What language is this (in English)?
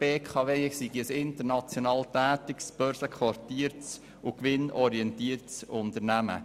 Swiss German